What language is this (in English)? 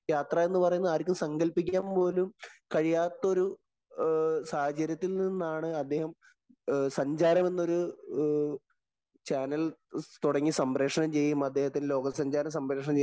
Malayalam